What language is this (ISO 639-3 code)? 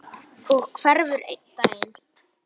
isl